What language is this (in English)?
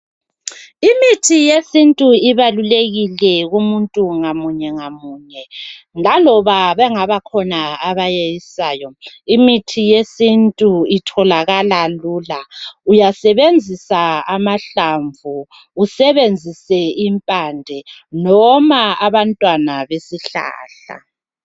North Ndebele